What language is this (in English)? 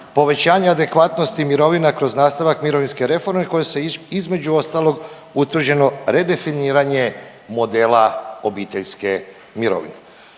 Croatian